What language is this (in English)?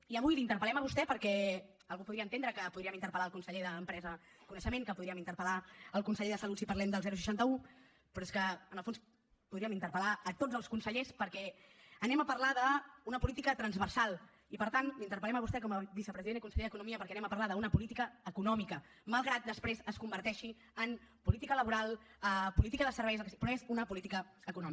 Catalan